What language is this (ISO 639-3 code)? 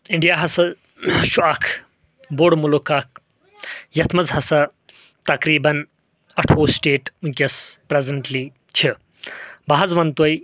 kas